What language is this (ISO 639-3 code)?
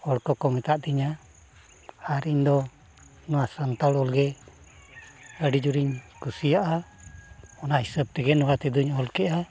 sat